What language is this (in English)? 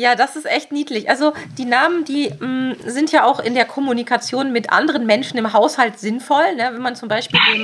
German